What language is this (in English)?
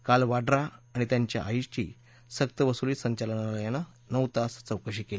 Marathi